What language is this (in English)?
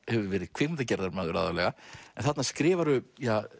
Icelandic